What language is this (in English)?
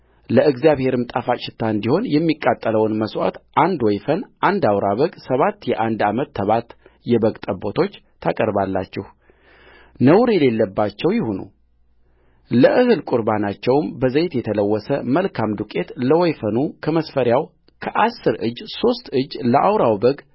Amharic